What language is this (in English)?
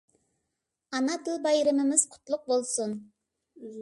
Uyghur